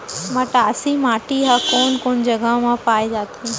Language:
Chhattisgarhi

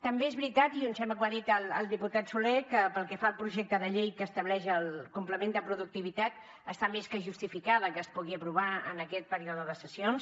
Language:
Catalan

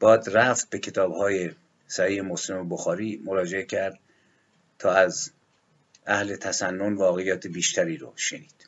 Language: Persian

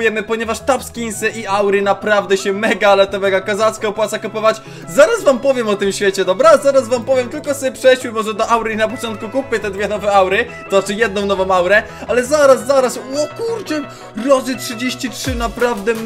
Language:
Polish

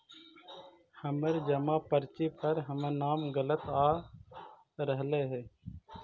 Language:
Magahi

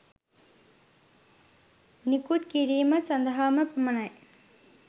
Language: Sinhala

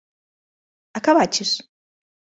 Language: Galician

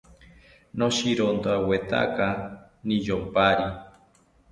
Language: South Ucayali Ashéninka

